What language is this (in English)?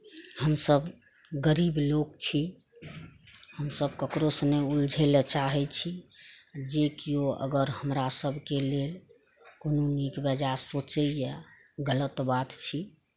Maithili